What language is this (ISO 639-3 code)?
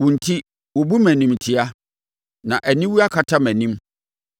aka